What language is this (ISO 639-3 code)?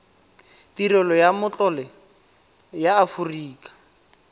tsn